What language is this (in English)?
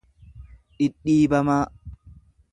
Oromo